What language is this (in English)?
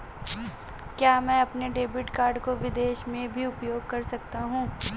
Hindi